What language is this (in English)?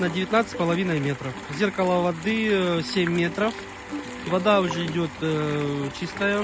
Russian